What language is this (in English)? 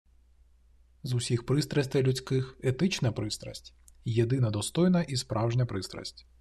Ukrainian